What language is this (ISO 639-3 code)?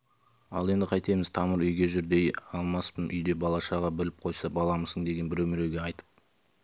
kaz